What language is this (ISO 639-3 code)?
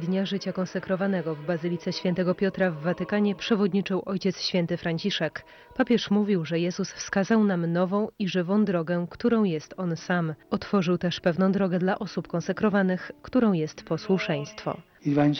pol